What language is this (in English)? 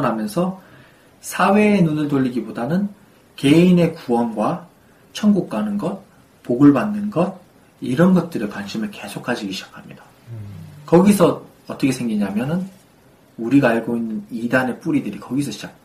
Korean